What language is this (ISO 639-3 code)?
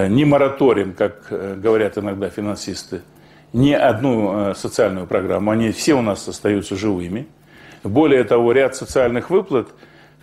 rus